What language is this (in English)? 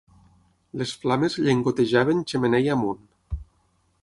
Catalan